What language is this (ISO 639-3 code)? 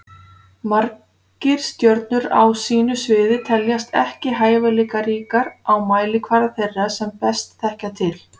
isl